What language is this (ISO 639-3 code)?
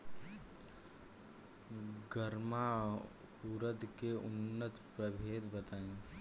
bho